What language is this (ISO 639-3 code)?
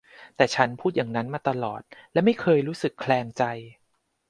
tha